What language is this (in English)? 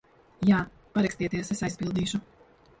Latvian